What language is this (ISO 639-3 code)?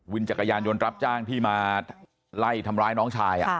tha